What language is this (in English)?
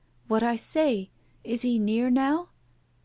English